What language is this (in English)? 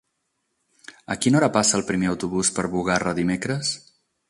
Catalan